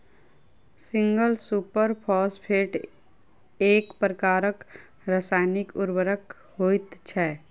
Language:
Maithili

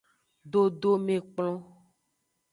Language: Aja (Benin)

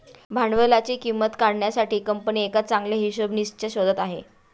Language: Marathi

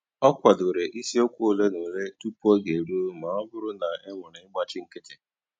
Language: Igbo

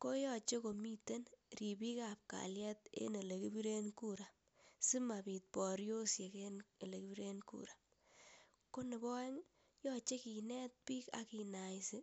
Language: Kalenjin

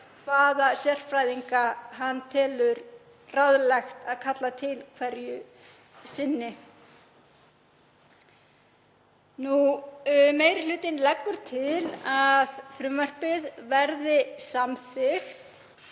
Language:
Icelandic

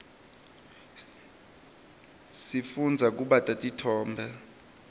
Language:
Swati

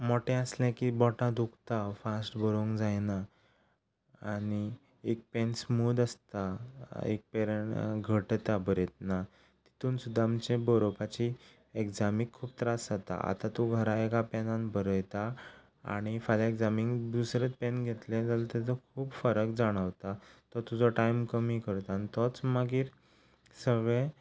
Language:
Konkani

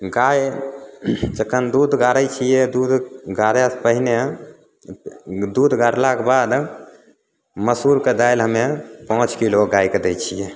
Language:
Maithili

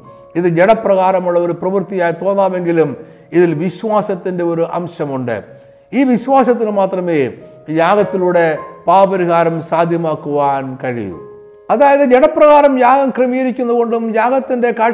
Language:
Malayalam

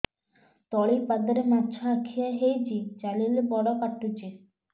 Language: Odia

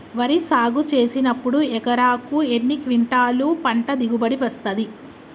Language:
Telugu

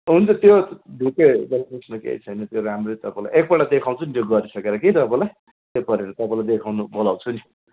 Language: Nepali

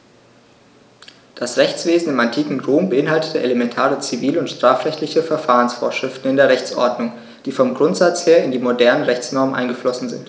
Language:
German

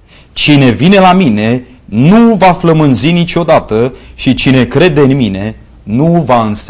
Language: Romanian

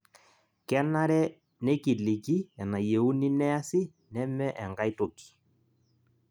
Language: Masai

